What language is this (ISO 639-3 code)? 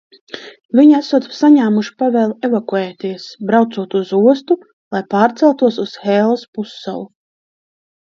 lav